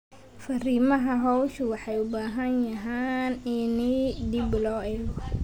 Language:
Somali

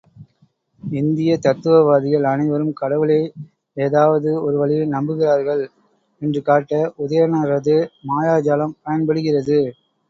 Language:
Tamil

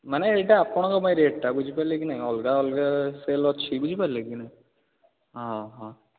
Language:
Odia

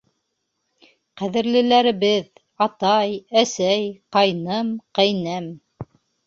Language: Bashkir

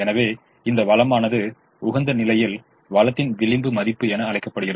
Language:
Tamil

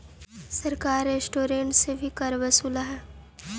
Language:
Magahi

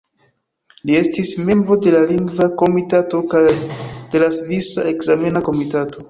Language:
Esperanto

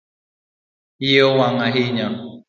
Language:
Luo (Kenya and Tanzania)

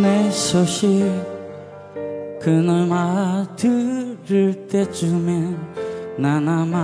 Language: Korean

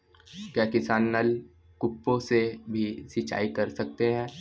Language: Hindi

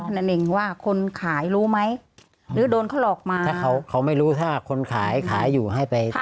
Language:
Thai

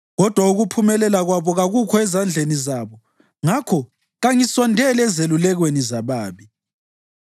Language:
North Ndebele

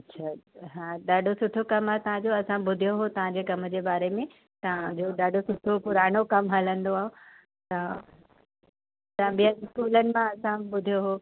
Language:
Sindhi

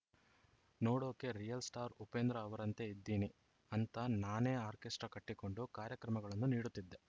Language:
Kannada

